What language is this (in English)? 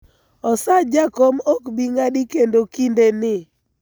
Luo (Kenya and Tanzania)